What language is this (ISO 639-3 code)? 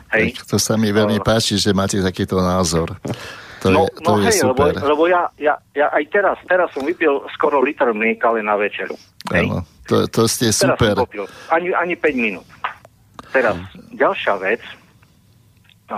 slk